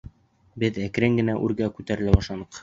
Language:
Bashkir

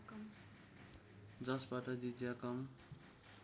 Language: Nepali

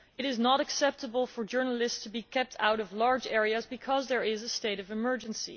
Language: English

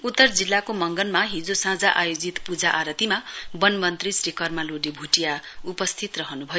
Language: Nepali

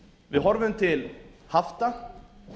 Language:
Icelandic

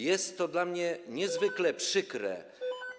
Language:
Polish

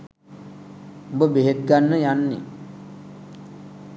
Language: Sinhala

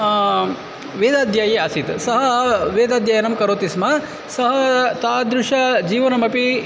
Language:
Sanskrit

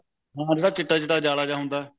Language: Punjabi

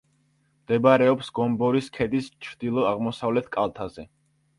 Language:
Georgian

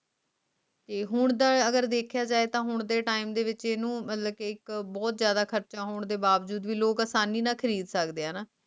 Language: Punjabi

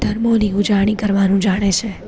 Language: Gujarati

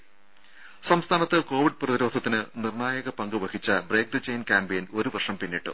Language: Malayalam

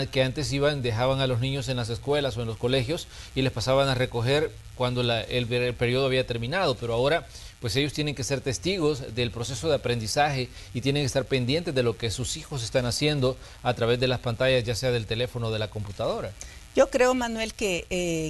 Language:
Spanish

